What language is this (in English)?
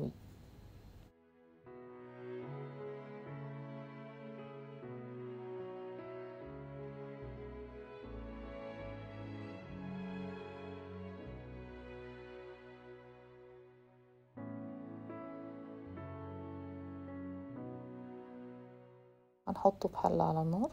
Arabic